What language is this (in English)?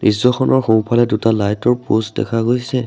Assamese